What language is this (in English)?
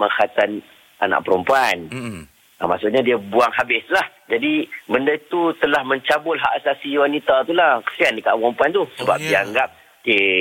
Malay